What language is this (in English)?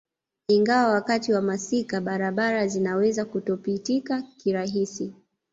Swahili